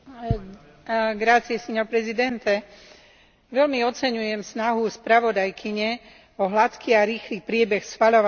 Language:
Slovak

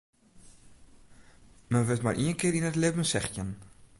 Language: Western Frisian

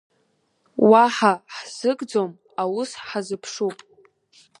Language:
Abkhazian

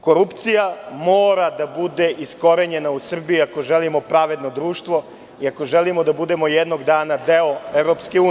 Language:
Serbian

